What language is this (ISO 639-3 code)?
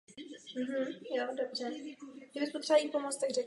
ces